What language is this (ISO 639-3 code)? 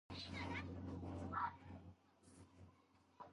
kat